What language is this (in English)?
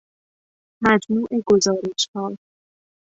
Persian